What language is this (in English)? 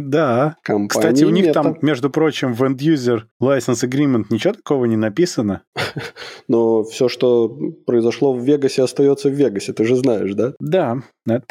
Russian